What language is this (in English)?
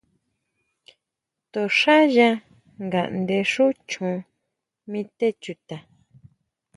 Huautla Mazatec